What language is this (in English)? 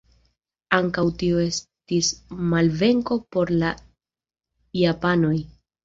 Esperanto